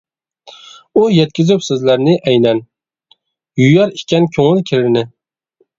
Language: Uyghur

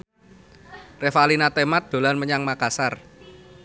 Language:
Javanese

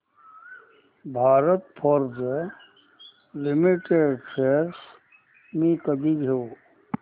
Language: Marathi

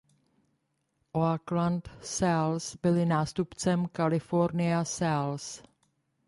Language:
Czech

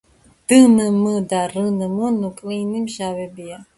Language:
Georgian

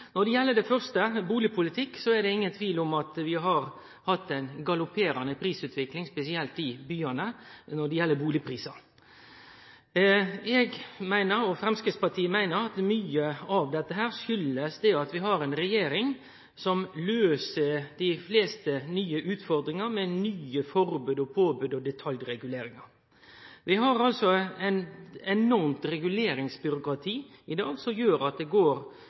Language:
Norwegian Nynorsk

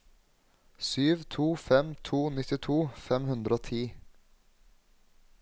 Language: Norwegian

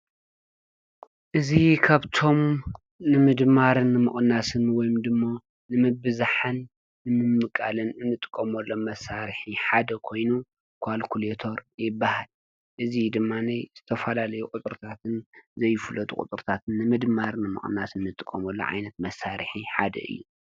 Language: Tigrinya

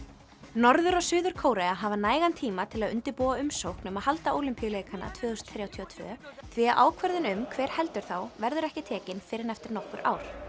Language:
Icelandic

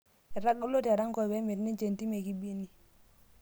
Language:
Masai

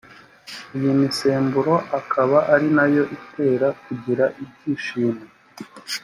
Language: Kinyarwanda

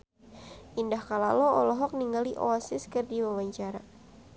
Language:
Sundanese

